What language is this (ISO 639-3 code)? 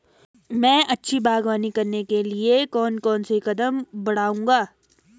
hin